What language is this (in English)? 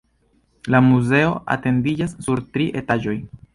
Esperanto